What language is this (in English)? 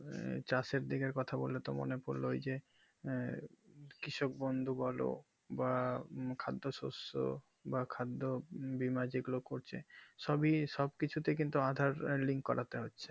Bangla